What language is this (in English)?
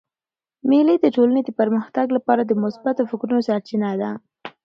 Pashto